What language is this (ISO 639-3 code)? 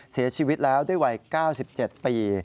tha